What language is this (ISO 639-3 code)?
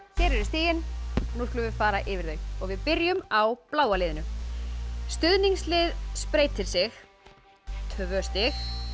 isl